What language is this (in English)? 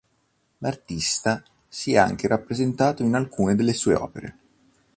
Italian